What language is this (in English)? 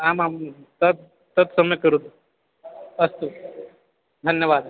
Sanskrit